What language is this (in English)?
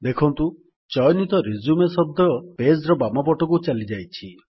Odia